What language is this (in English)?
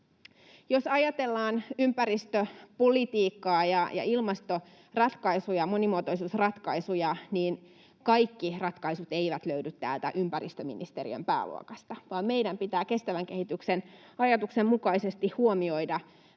Finnish